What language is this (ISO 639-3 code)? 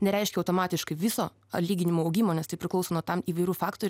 lit